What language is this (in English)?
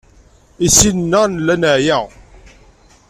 Kabyle